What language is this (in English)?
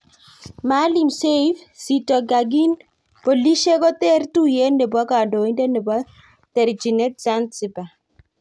Kalenjin